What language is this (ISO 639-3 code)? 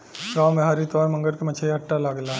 bho